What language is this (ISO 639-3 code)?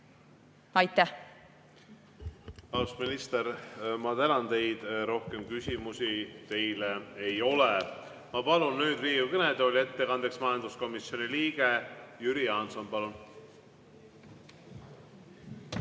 est